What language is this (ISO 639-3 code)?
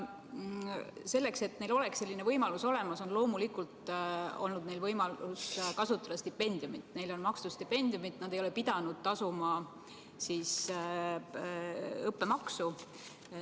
est